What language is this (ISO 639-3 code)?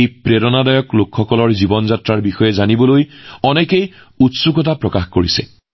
asm